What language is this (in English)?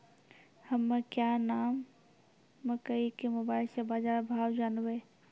Maithili